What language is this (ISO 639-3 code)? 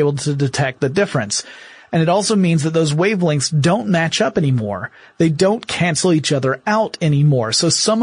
eng